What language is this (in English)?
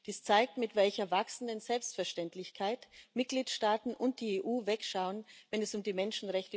German